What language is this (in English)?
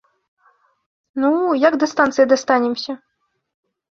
Belarusian